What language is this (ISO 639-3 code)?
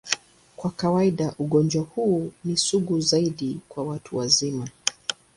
swa